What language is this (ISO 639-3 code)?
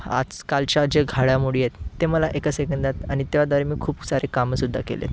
mar